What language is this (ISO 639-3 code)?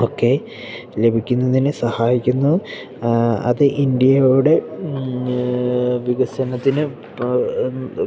mal